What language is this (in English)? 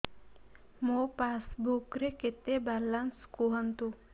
Odia